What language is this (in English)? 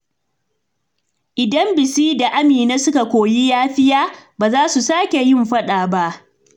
Hausa